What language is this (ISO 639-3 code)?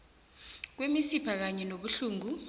nbl